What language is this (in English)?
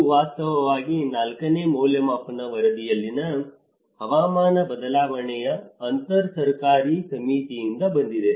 Kannada